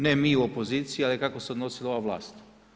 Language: Croatian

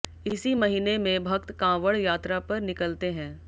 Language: Hindi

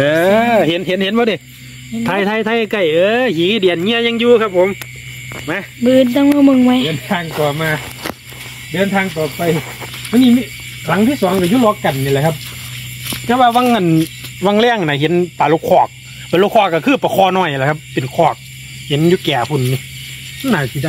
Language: Thai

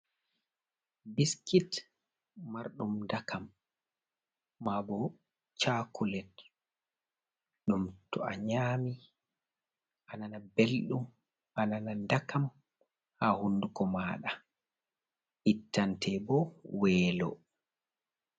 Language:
Fula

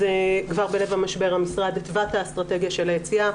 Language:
Hebrew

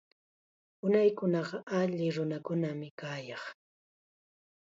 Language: Chiquián Ancash Quechua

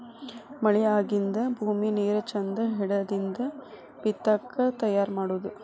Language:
Kannada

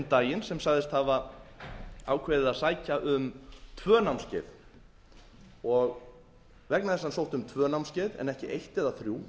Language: Icelandic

